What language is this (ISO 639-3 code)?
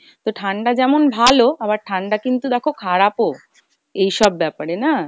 ben